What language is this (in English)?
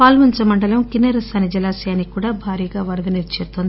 Telugu